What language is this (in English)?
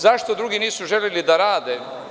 Serbian